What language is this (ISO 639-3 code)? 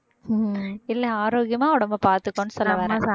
tam